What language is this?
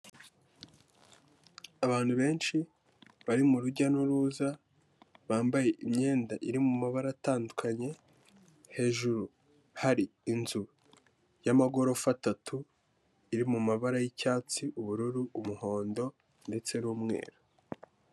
Kinyarwanda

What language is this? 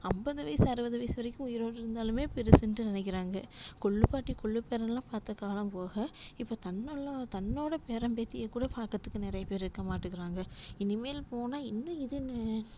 Tamil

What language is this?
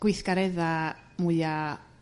Welsh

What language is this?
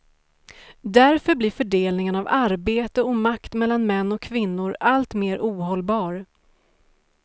Swedish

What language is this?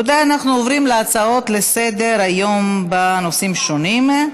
Hebrew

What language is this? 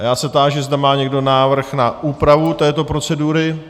Czech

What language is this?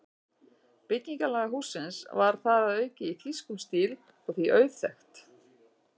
Icelandic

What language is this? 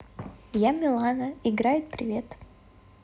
Russian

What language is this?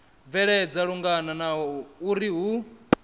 Venda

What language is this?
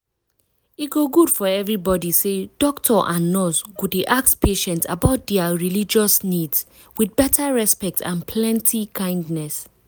Nigerian Pidgin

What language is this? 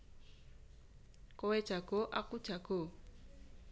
Javanese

